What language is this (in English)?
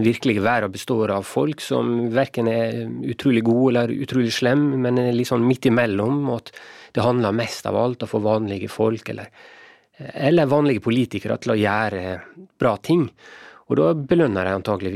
Swedish